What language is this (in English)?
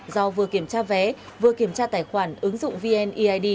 Vietnamese